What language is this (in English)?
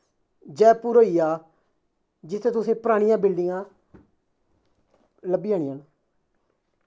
Dogri